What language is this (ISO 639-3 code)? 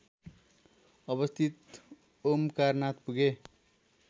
nep